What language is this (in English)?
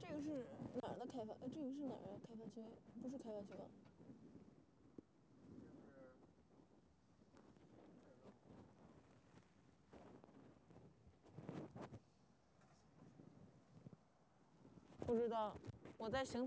Chinese